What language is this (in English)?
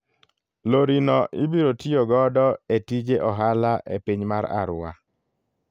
Luo (Kenya and Tanzania)